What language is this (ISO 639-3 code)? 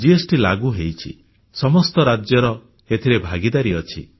ori